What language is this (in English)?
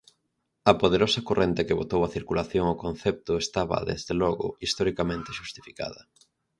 Galician